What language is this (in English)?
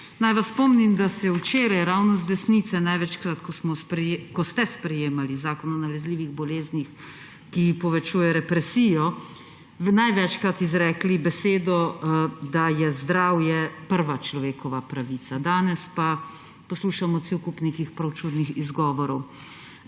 Slovenian